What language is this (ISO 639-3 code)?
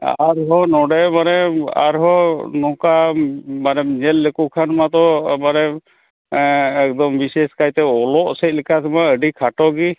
sat